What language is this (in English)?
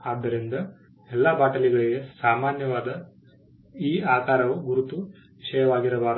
Kannada